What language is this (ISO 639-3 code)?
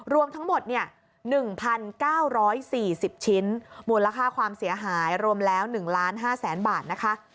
tha